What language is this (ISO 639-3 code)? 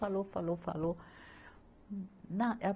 por